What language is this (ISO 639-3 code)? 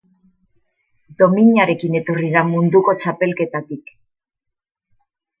eus